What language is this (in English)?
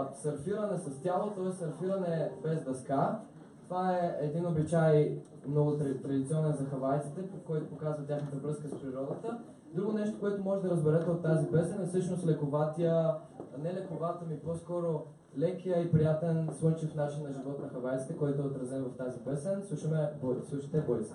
Bulgarian